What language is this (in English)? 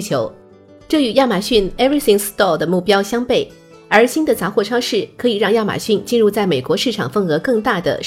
Chinese